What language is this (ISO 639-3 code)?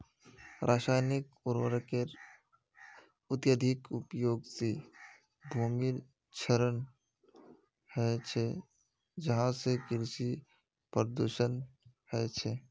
mag